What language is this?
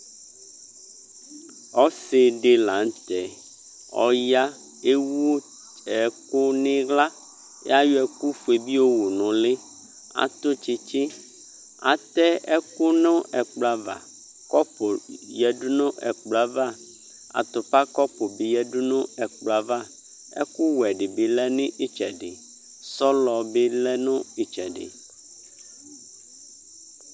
Ikposo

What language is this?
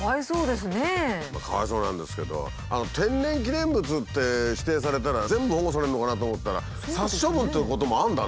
Japanese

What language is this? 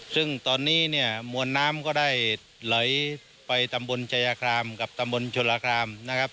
Thai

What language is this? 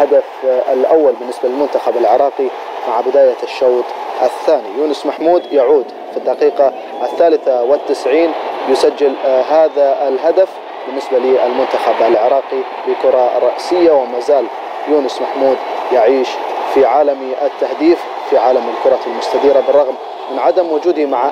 Arabic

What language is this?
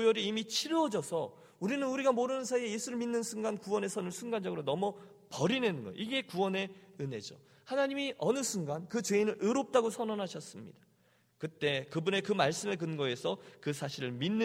Korean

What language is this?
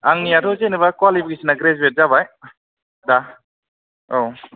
Bodo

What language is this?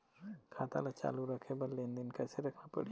Chhattisgarhi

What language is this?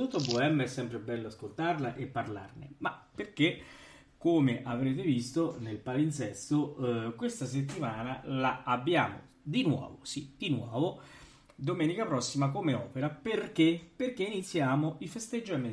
Italian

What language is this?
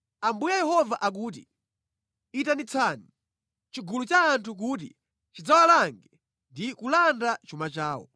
Nyanja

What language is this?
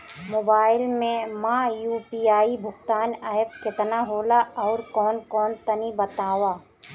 Bhojpuri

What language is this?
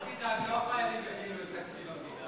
Hebrew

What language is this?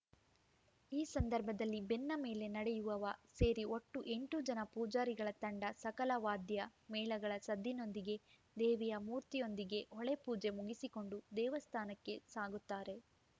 Kannada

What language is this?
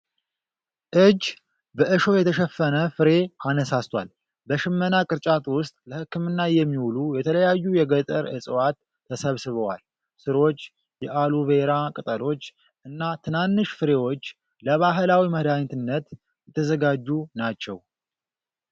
Amharic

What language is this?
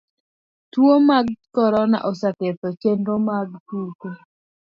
Luo (Kenya and Tanzania)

